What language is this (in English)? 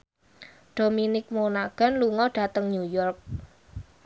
Javanese